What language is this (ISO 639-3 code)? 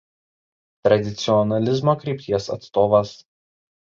lit